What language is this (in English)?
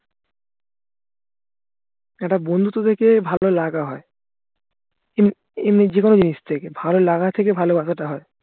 Bangla